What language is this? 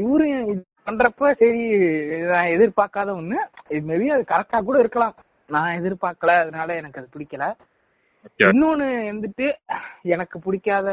Tamil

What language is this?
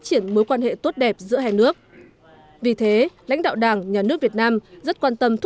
Vietnamese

